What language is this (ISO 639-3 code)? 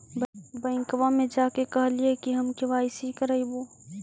mag